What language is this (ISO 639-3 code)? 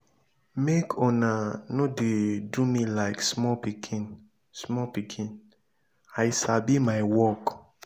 pcm